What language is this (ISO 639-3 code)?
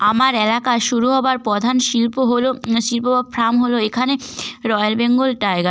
ben